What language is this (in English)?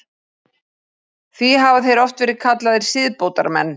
Icelandic